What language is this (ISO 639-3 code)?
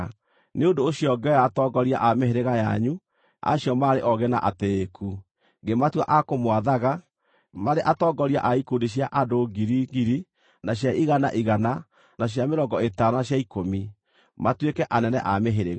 kik